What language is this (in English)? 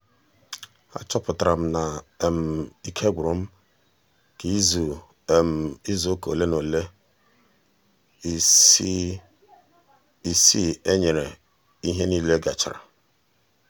Igbo